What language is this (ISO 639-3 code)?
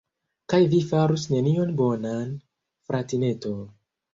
epo